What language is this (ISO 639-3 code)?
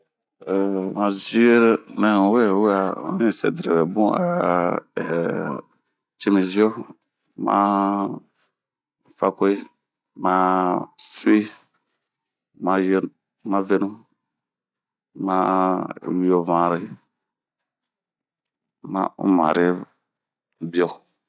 bmq